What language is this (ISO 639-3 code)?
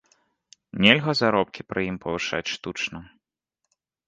bel